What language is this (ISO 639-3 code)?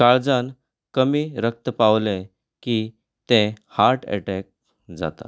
kok